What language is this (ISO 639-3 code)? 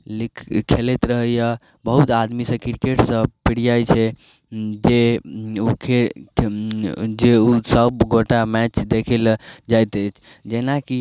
mai